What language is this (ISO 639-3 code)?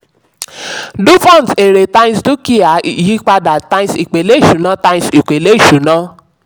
yor